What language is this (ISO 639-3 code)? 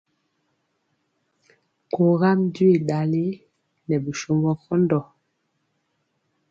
mcx